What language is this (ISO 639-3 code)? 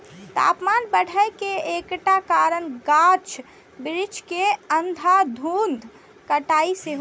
mai